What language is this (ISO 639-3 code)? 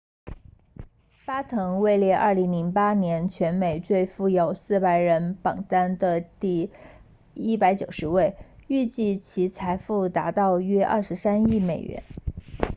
zho